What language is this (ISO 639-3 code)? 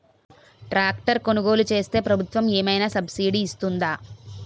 tel